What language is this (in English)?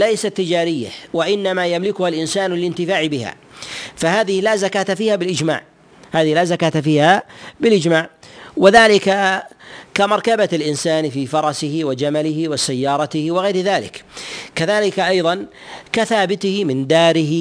Arabic